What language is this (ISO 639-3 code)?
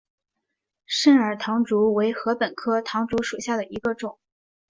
zho